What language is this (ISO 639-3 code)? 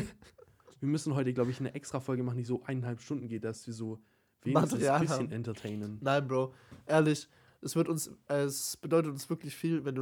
deu